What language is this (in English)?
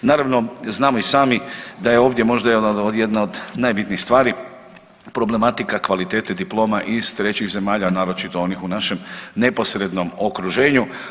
Croatian